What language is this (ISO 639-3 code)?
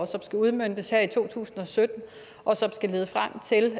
dan